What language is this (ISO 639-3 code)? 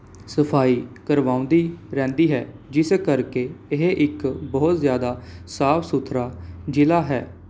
pan